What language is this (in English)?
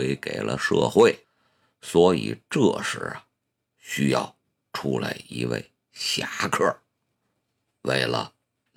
Chinese